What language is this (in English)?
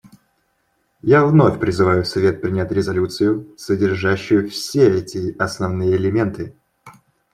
Russian